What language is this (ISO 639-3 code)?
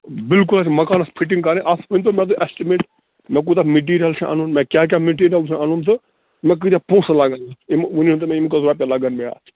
kas